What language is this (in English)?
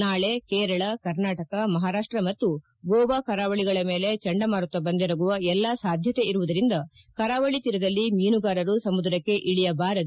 Kannada